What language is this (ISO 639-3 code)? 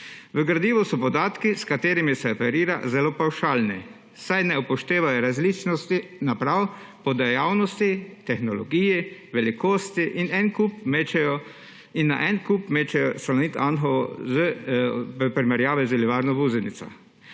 slv